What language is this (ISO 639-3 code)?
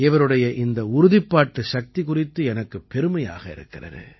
tam